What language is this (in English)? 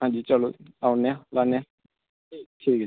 Dogri